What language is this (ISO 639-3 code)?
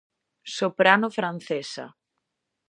glg